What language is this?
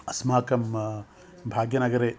Sanskrit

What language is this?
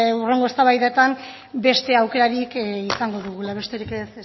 Basque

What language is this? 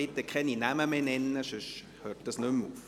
Swiss German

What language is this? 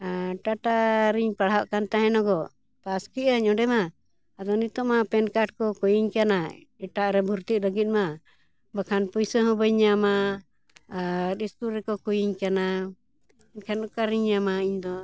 Santali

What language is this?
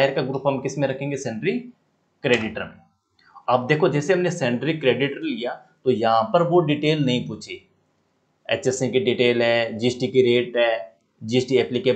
Hindi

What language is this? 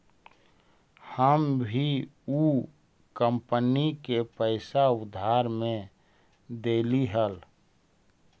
Magahi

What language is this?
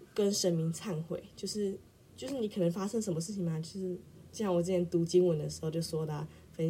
Chinese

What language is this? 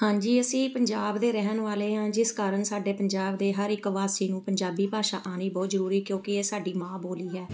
Punjabi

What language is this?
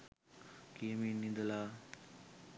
Sinhala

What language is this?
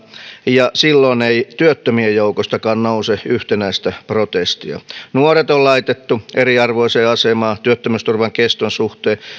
Finnish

